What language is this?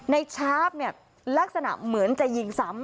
Thai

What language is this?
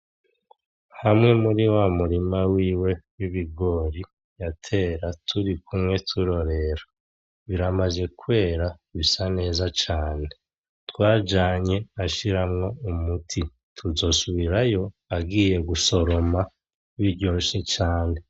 Rundi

